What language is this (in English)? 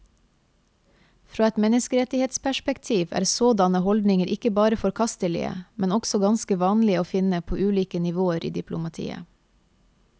Norwegian